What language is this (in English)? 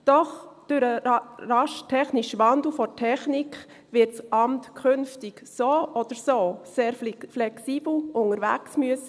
Swiss German